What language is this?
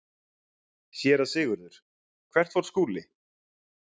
Icelandic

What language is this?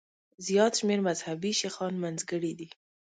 Pashto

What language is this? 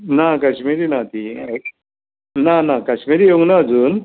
Konkani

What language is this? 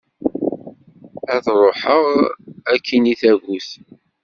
Kabyle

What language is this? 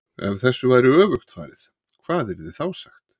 Icelandic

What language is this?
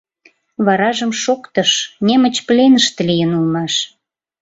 Mari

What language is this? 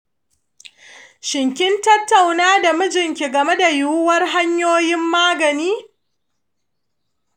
Hausa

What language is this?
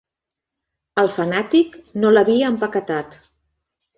Catalan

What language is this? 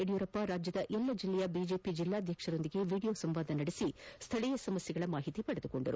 Kannada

